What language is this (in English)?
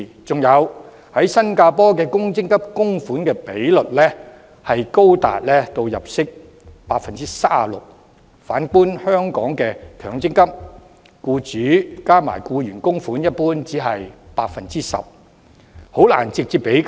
Cantonese